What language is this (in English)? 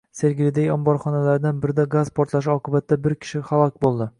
Uzbek